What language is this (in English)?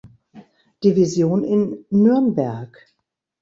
German